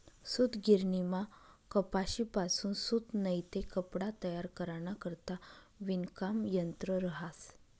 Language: Marathi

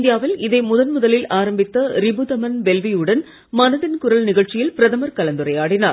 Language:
Tamil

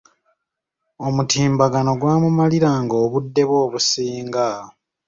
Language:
Ganda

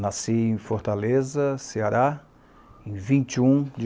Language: Portuguese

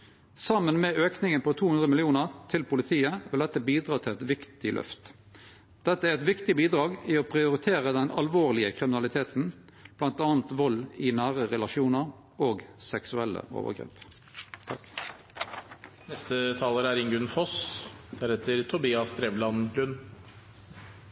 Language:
Norwegian Nynorsk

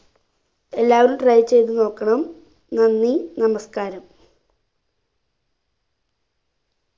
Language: Malayalam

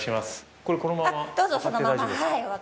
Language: Japanese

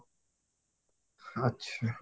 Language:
Odia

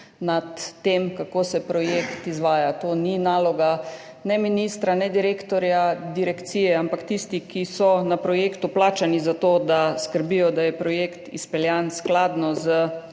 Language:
Slovenian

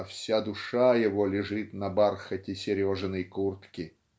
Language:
Russian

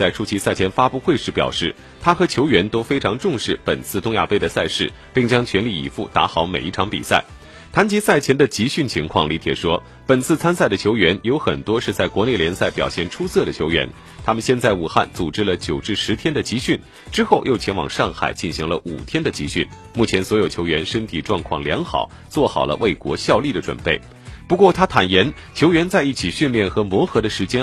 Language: Chinese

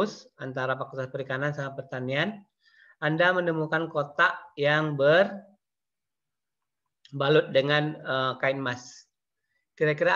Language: Indonesian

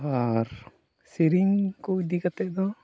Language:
Santali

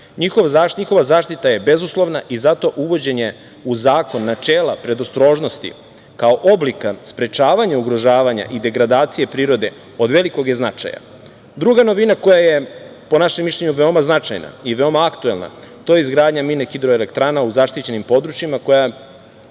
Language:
Serbian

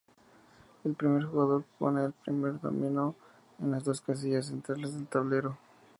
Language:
Spanish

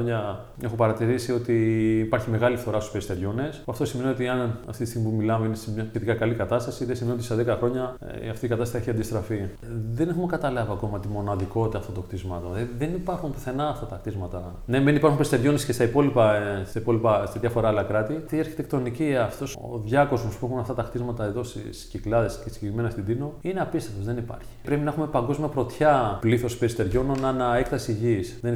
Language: Greek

